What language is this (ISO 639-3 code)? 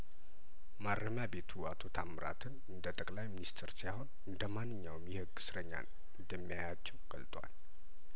amh